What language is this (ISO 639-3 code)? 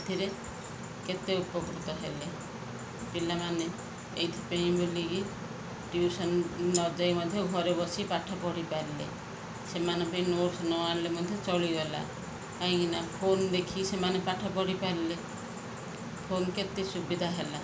ori